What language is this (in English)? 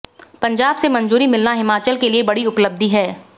Hindi